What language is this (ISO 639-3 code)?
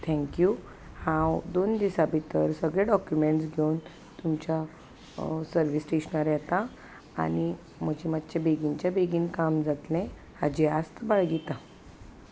kok